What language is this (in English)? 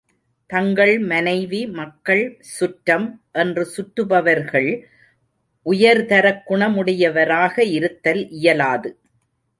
Tamil